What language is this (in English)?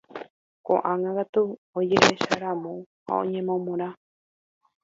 Guarani